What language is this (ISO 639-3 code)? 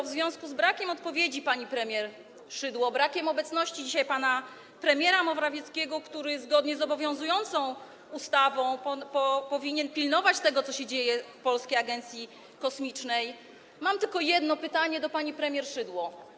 pol